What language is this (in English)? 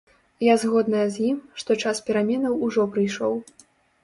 Belarusian